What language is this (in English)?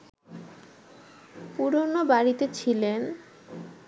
Bangla